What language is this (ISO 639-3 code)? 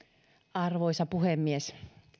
fin